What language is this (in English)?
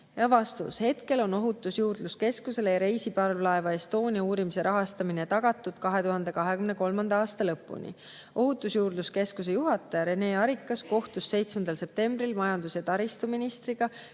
Estonian